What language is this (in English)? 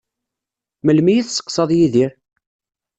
Kabyle